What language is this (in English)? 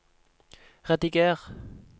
Norwegian